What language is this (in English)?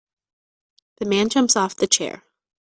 English